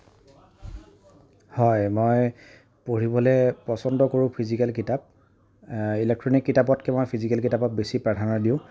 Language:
Assamese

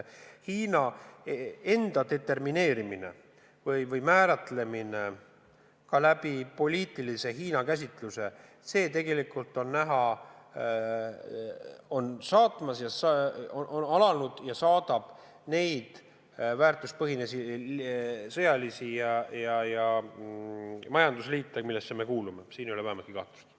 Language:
Estonian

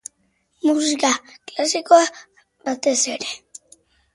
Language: Basque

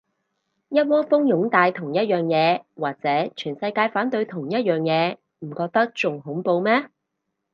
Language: Cantonese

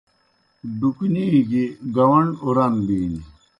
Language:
Kohistani Shina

